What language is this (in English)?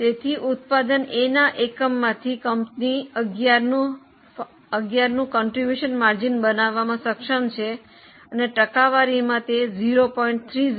Gujarati